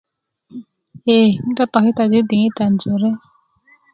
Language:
Kuku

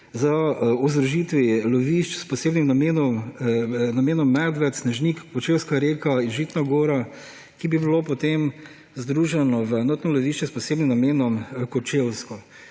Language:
Slovenian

